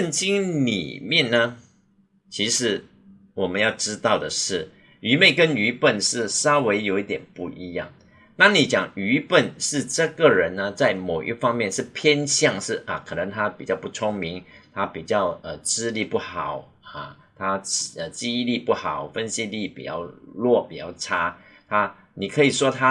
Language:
Chinese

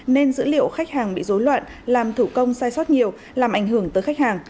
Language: Vietnamese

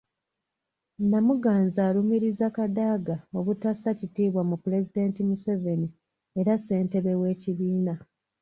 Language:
Ganda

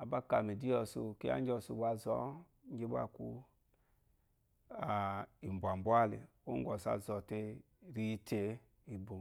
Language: Eloyi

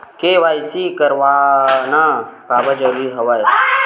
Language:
Chhattisgarhi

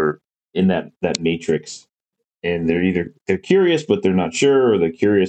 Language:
English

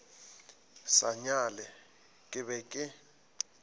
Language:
Northern Sotho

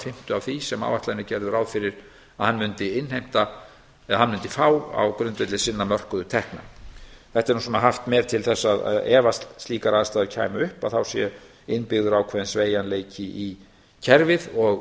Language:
Icelandic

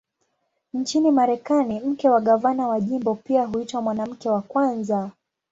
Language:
Swahili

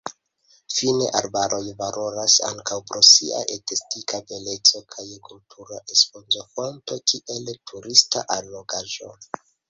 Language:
Esperanto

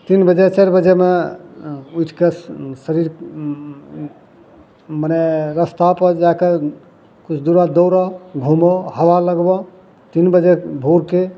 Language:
Maithili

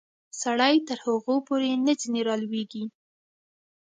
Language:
Pashto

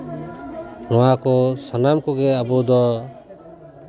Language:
Santali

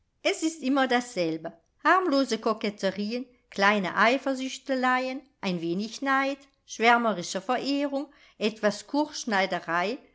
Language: German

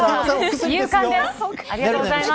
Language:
Japanese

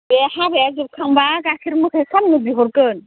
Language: Bodo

